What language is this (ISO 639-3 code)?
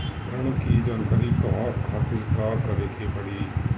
bho